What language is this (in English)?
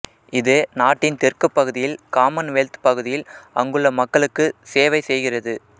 Tamil